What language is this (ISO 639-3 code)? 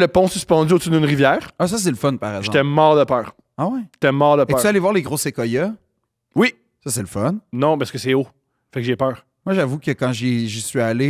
fra